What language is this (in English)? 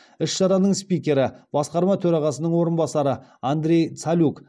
Kazakh